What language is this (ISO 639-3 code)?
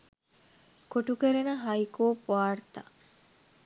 sin